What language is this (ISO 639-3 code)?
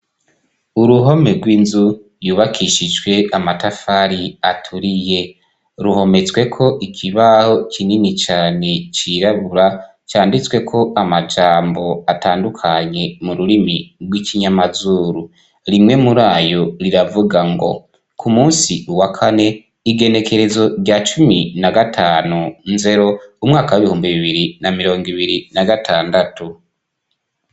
run